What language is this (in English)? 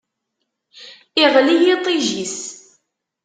Kabyle